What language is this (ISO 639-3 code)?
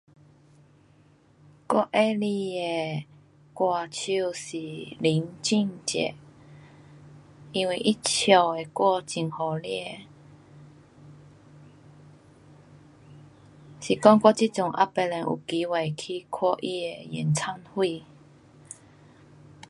cpx